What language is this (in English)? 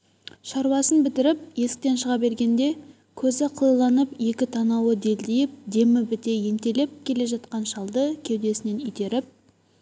Kazakh